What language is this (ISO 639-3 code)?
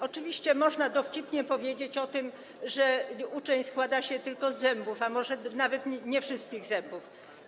pol